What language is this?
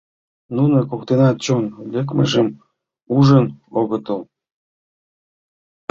Mari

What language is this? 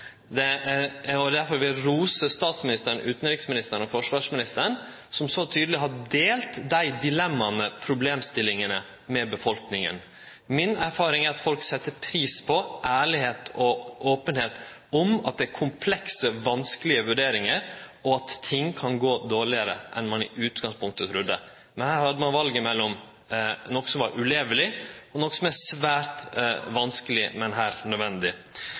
Norwegian Nynorsk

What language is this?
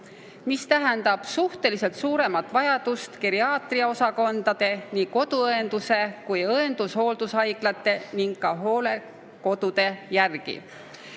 Estonian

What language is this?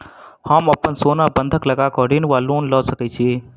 Maithili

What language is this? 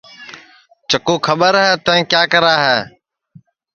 Sansi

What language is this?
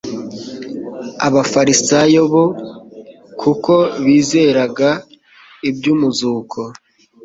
Kinyarwanda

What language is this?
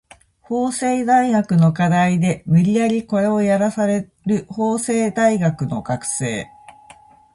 Japanese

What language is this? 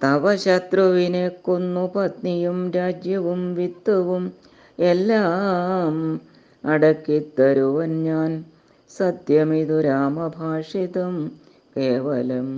Malayalam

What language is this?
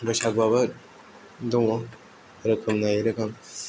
Bodo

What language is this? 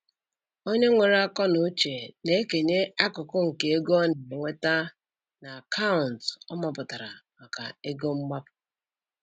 Igbo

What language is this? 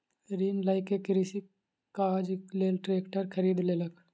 Maithili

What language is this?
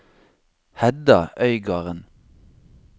Norwegian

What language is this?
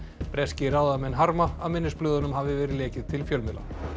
Icelandic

